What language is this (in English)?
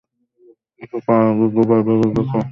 Bangla